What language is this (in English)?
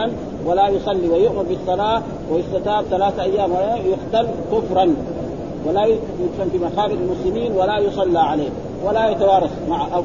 Arabic